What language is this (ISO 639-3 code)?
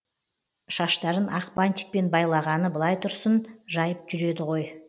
kaz